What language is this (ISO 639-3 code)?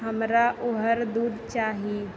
mai